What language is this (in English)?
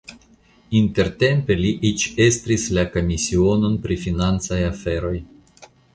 Esperanto